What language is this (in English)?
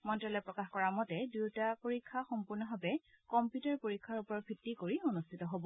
Assamese